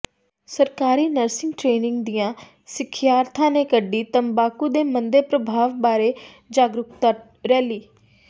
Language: Punjabi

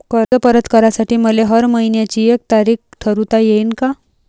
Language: Marathi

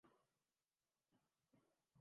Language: Urdu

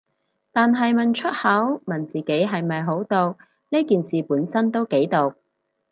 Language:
Cantonese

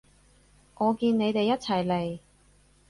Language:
Cantonese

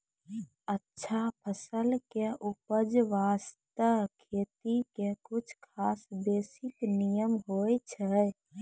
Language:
Maithili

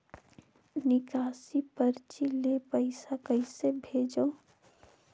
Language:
Chhattisgarhi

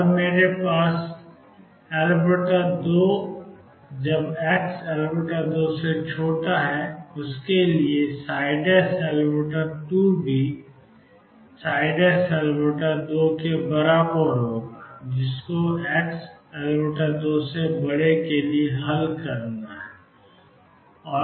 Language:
Hindi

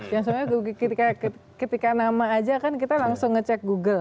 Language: Indonesian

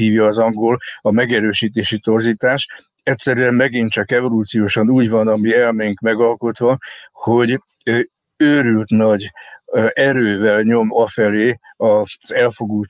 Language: Hungarian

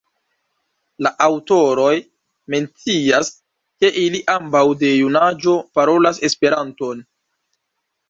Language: Esperanto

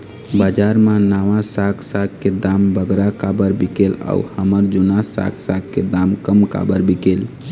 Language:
Chhattisgarhi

